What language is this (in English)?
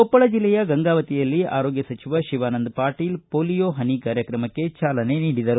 Kannada